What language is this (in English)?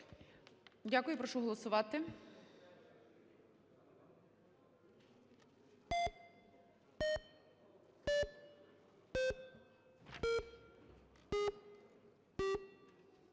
Ukrainian